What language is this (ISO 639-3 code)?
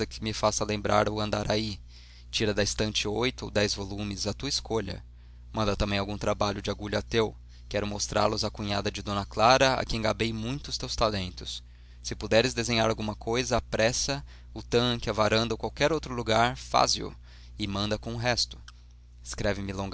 por